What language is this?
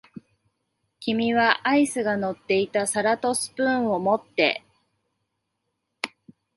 Japanese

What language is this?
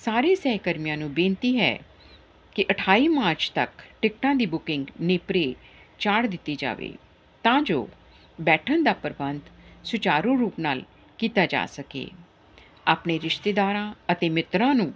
Punjabi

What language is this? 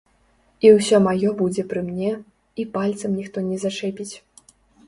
Belarusian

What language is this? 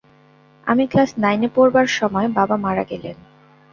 Bangla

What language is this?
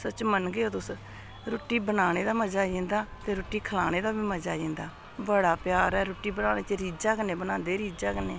Dogri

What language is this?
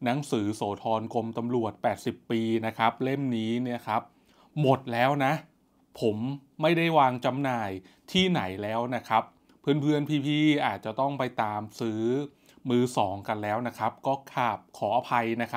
Thai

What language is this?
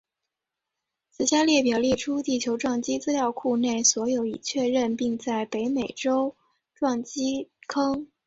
Chinese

